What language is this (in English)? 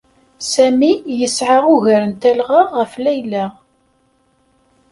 Kabyle